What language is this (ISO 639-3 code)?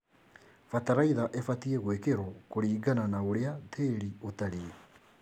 kik